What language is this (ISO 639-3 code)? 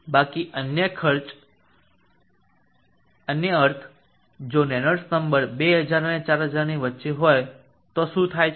guj